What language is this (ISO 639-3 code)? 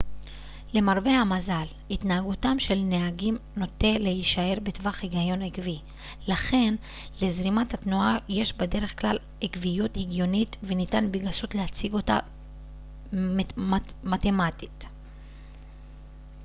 heb